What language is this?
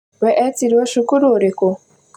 Kikuyu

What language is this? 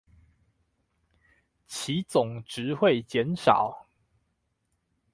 Chinese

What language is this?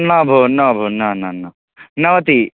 Sanskrit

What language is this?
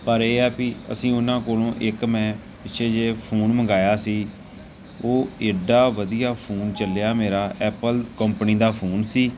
Punjabi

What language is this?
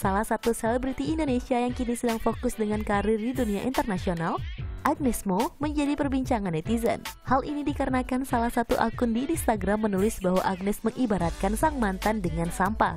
Indonesian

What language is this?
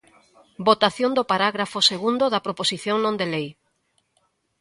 Galician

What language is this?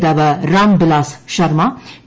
Malayalam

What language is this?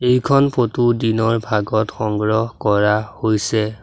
Assamese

